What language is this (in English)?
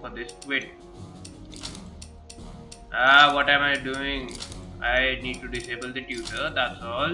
English